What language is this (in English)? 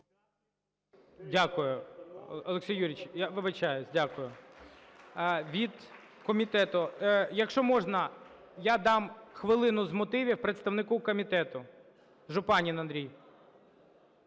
Ukrainian